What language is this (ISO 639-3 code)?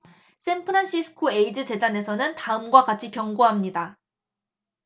kor